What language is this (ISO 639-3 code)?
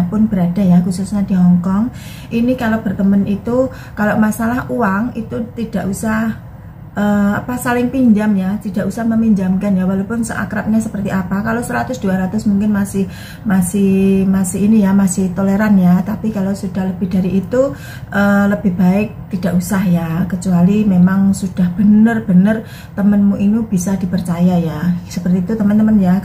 ind